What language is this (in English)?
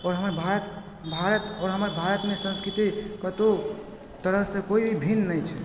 Maithili